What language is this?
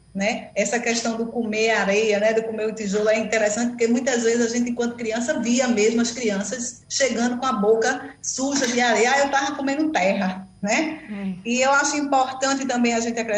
Portuguese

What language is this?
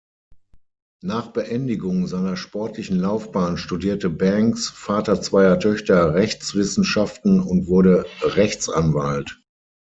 German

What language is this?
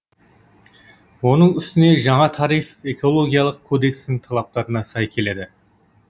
Kazakh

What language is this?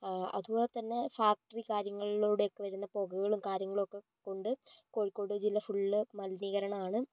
Malayalam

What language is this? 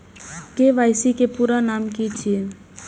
Maithili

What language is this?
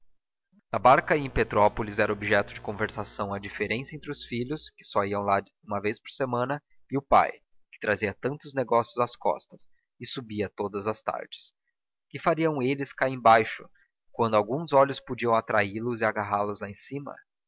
Portuguese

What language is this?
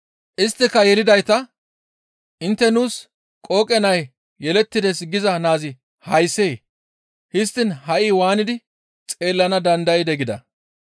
Gamo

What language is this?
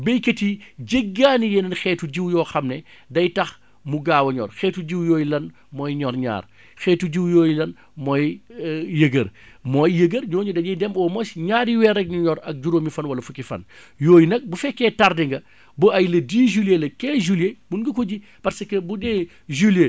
Wolof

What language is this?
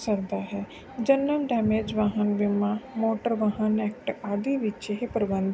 Punjabi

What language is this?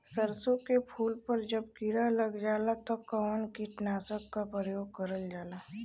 Bhojpuri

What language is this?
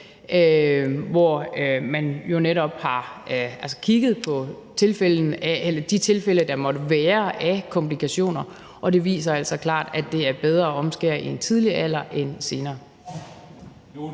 Danish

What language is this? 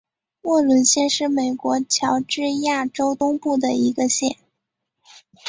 Chinese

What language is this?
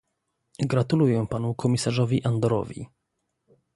Polish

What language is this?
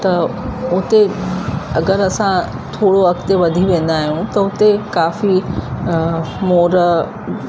Sindhi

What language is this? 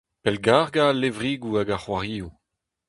Breton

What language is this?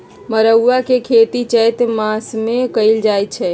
Magahi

